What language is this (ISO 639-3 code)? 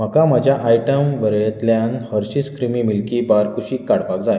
kok